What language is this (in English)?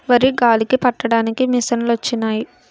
Telugu